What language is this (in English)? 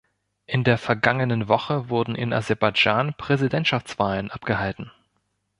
German